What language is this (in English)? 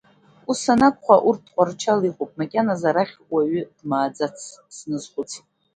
Abkhazian